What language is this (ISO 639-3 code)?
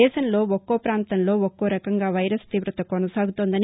tel